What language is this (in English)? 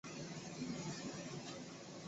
Chinese